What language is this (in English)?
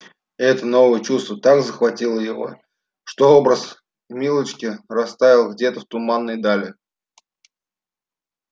Russian